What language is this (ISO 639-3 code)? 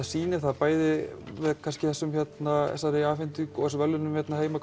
isl